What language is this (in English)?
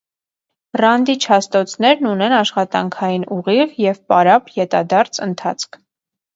Armenian